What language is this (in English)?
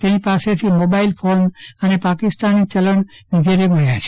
Gujarati